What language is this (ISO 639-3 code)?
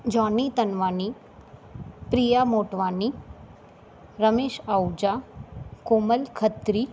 snd